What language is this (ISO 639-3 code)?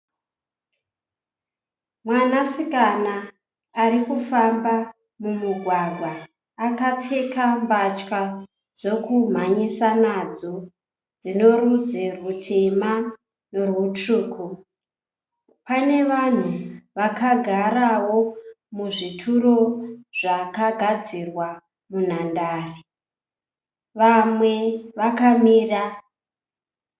sna